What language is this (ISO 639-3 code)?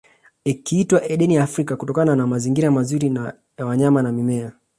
swa